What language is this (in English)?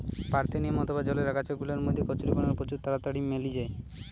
Bangla